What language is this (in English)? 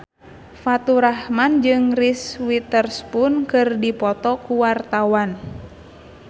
Sundanese